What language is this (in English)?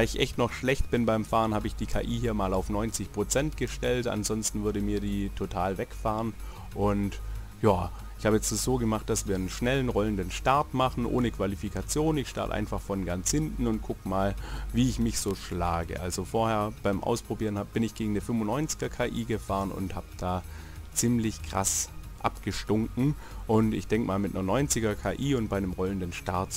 German